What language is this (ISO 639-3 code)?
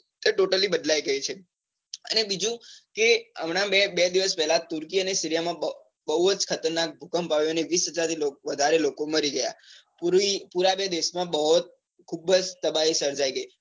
guj